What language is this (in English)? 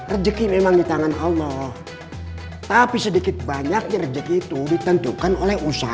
Indonesian